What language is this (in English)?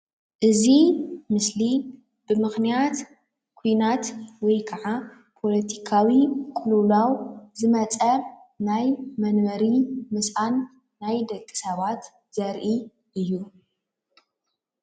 Tigrinya